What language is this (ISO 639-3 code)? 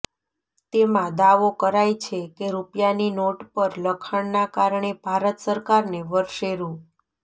guj